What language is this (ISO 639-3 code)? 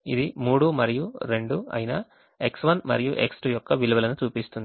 tel